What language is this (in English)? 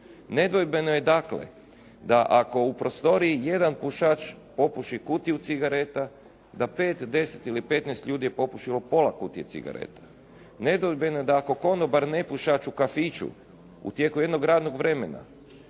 Croatian